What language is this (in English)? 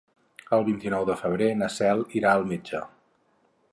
Catalan